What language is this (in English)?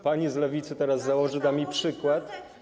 Polish